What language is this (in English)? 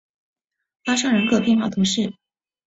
Chinese